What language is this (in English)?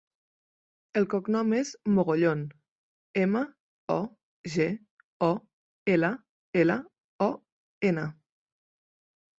Catalan